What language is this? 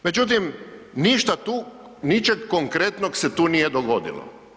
Croatian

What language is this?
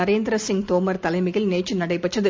Tamil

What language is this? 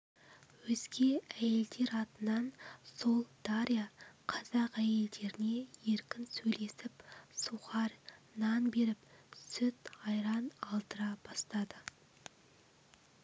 Kazakh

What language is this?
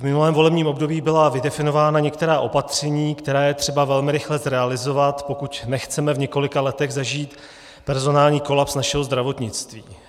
Czech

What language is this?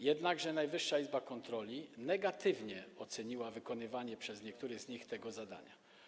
Polish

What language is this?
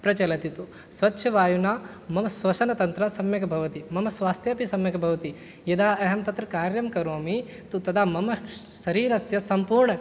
Sanskrit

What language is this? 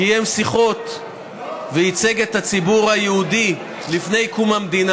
Hebrew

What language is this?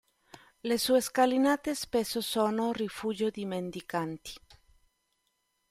Italian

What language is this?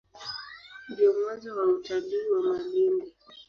Swahili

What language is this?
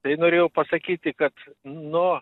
Lithuanian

